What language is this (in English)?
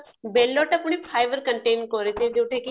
Odia